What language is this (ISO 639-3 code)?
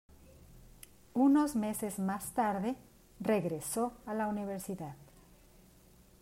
spa